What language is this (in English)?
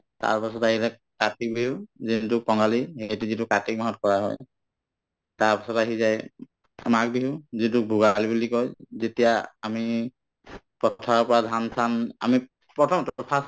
Assamese